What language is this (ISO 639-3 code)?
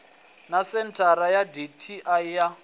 ven